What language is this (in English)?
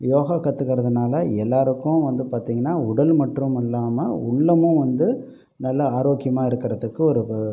Tamil